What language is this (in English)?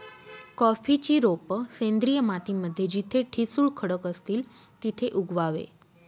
Marathi